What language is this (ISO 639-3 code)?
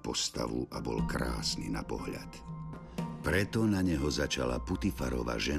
slk